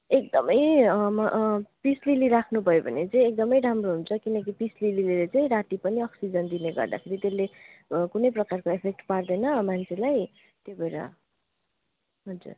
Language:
Nepali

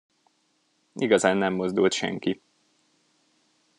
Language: Hungarian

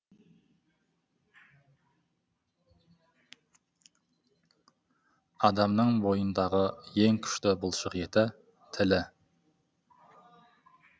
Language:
Kazakh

